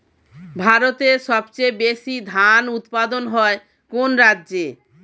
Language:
Bangla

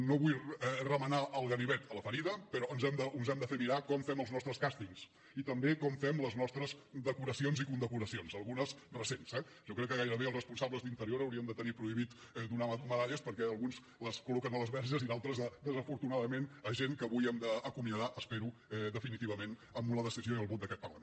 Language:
Catalan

